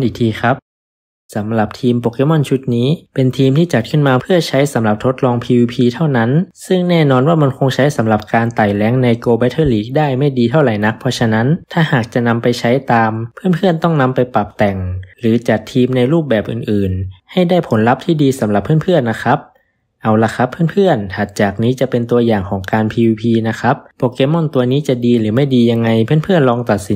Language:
Thai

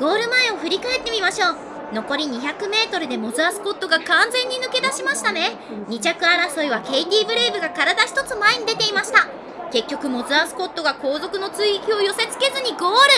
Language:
Japanese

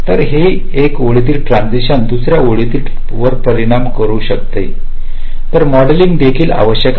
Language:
Marathi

